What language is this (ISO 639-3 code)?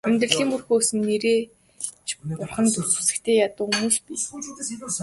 mon